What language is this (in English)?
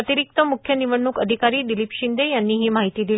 Marathi